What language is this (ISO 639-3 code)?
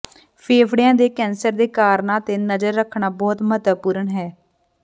pan